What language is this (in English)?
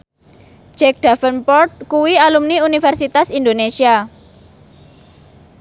Javanese